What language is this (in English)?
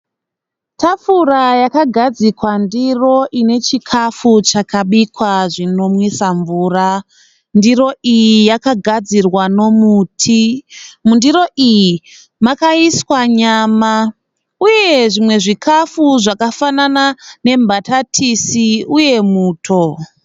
Shona